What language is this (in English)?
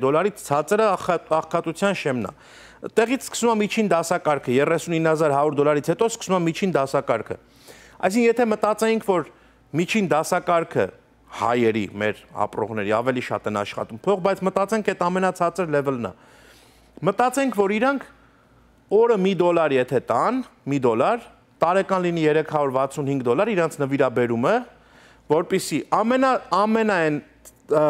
Hindi